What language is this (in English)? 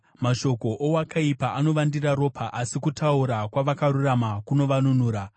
Shona